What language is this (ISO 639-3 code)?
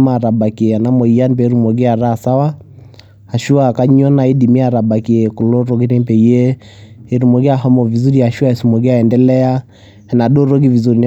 mas